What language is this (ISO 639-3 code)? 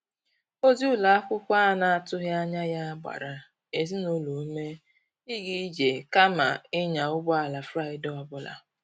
ibo